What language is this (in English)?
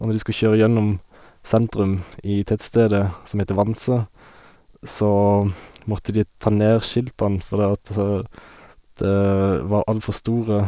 Norwegian